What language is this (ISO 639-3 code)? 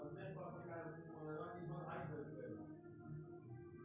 mai